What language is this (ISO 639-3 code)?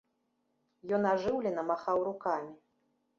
bel